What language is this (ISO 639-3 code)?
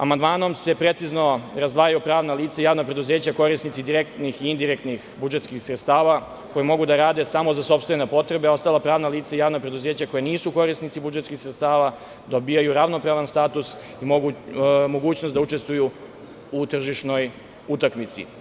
srp